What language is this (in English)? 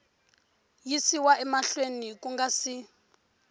Tsonga